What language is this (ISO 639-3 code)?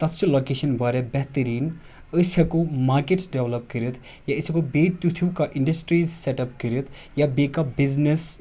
kas